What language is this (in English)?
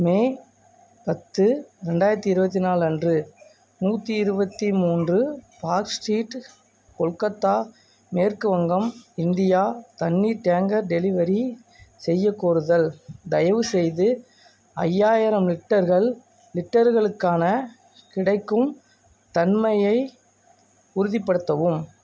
Tamil